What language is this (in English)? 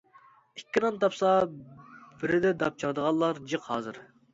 Uyghur